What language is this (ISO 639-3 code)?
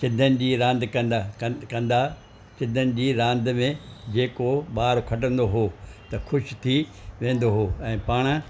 snd